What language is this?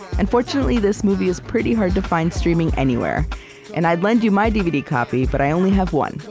English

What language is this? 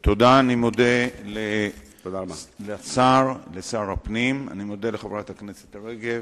Hebrew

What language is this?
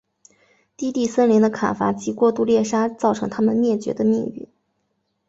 Chinese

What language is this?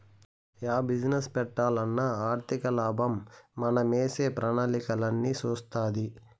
Telugu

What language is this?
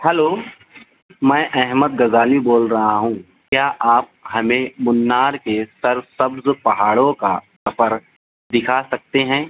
Urdu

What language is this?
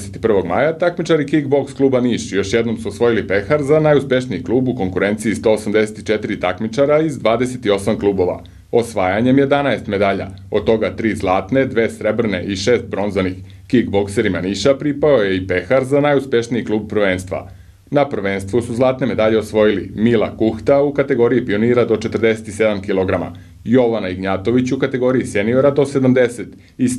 Italian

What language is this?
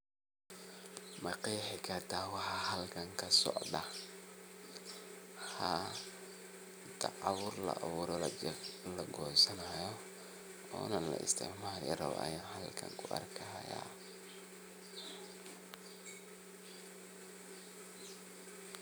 Somali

